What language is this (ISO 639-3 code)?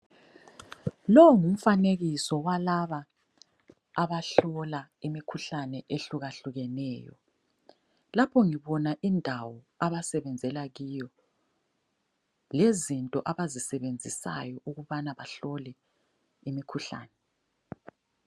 nde